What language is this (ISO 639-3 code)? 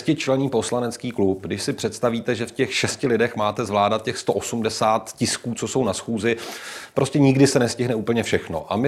ces